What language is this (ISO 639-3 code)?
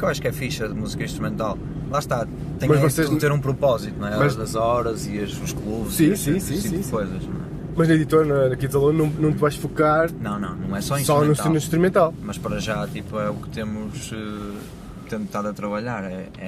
por